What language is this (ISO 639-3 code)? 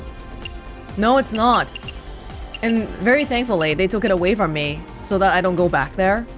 eng